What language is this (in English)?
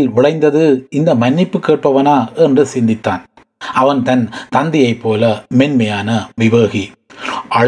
Tamil